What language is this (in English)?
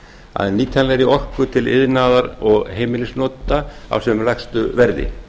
Icelandic